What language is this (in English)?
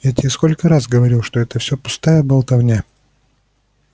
Russian